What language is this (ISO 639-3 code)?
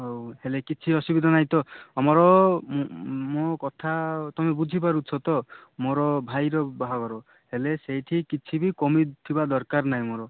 ori